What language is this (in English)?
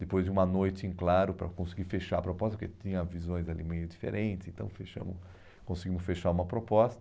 Portuguese